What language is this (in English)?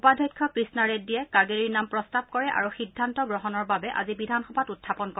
Assamese